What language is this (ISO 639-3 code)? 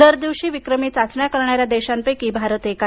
mar